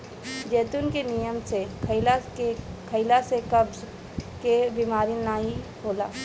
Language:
Bhojpuri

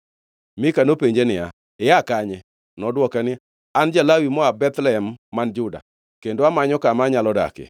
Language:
Luo (Kenya and Tanzania)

